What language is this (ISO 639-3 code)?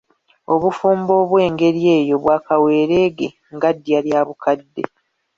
lug